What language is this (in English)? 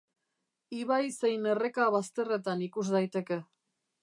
Basque